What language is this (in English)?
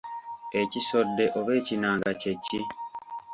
Ganda